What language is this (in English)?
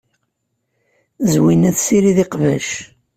Kabyle